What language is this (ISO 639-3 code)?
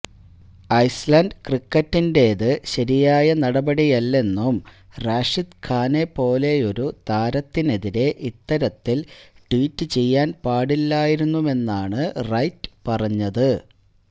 mal